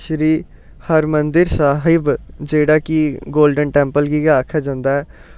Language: Dogri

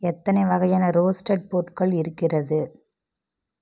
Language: Tamil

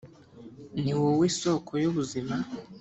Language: Kinyarwanda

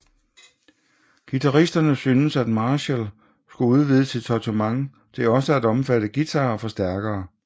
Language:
Danish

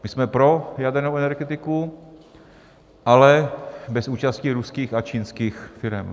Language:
Czech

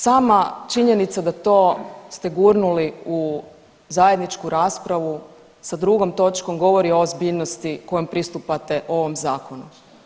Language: Croatian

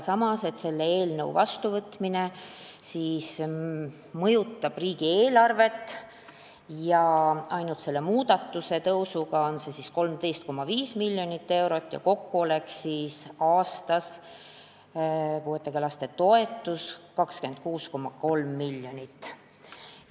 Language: Estonian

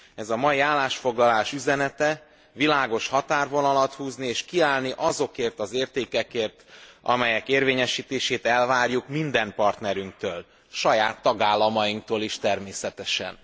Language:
Hungarian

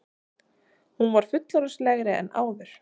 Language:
Icelandic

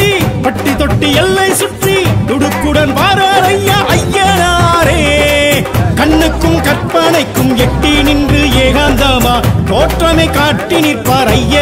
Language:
Tamil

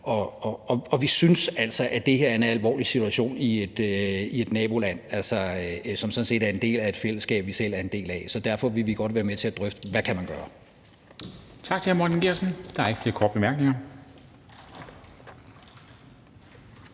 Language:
Danish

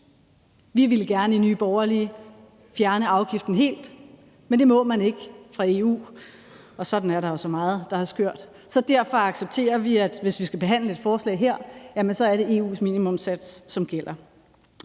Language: Danish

